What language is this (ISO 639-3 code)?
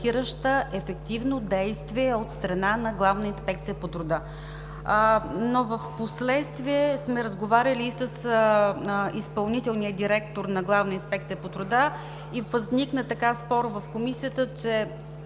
bul